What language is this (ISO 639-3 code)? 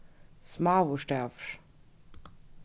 fao